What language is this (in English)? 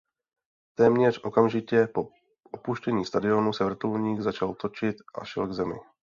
Czech